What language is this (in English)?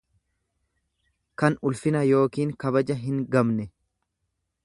Oromo